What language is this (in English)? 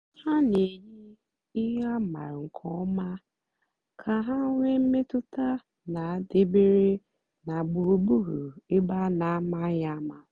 Igbo